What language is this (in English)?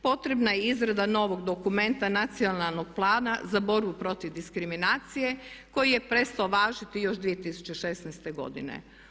Croatian